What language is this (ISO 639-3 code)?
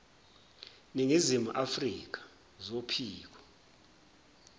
zul